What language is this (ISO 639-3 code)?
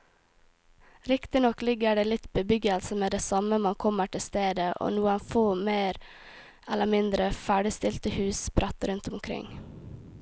nor